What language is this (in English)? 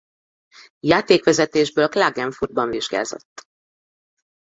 Hungarian